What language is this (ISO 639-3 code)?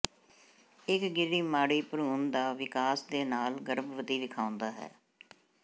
pan